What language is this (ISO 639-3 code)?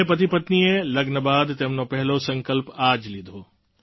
guj